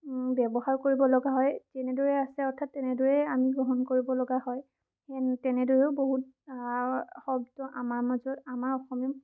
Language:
Assamese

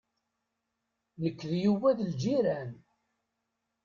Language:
Kabyle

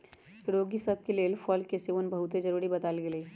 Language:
Magahi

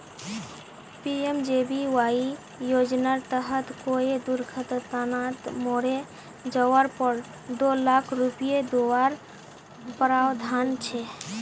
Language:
Magahi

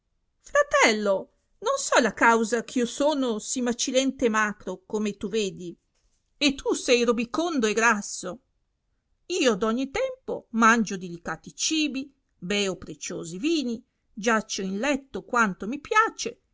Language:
Italian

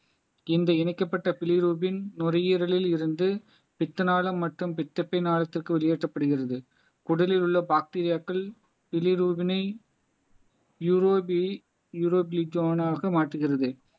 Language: Tamil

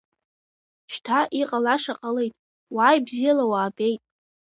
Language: Abkhazian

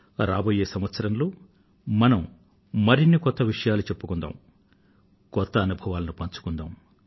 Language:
Telugu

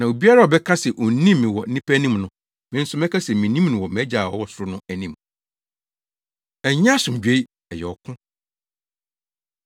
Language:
Akan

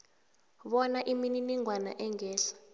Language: South Ndebele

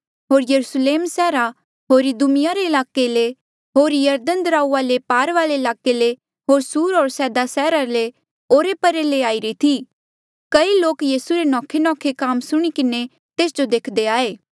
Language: Mandeali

